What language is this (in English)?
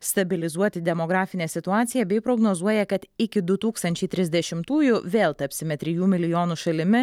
Lithuanian